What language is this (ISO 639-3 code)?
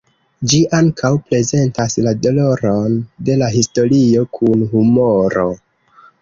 epo